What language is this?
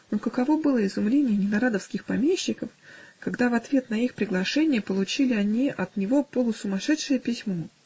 Russian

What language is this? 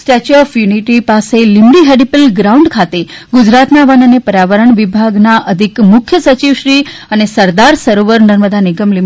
Gujarati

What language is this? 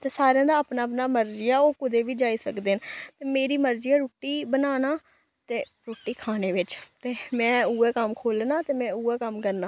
Dogri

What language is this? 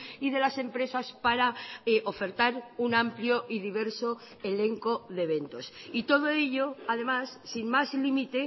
Spanish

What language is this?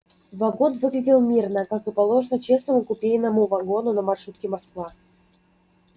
Russian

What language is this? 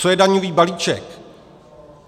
Czech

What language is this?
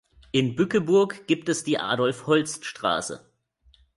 German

